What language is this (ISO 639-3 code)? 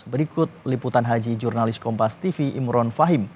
ind